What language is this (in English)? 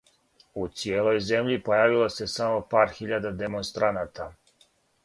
Serbian